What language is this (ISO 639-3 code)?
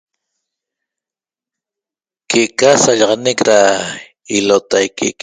tob